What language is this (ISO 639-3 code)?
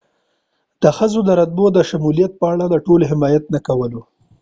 pus